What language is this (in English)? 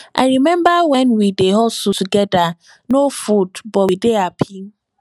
Nigerian Pidgin